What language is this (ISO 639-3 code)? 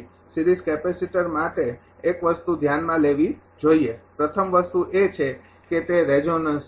guj